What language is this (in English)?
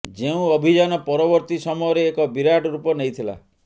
Odia